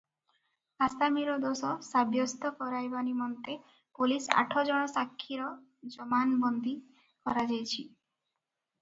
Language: Odia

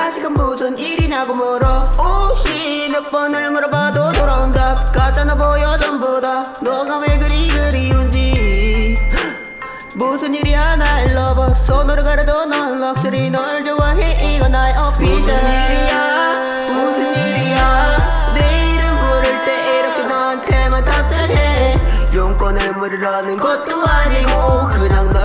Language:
Korean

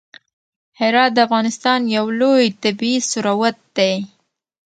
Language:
Pashto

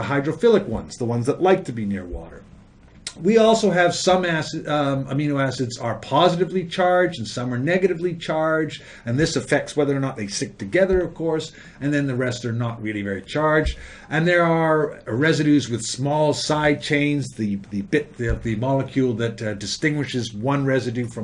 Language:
English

